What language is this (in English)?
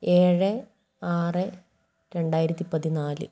Malayalam